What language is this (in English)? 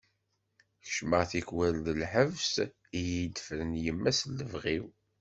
Kabyle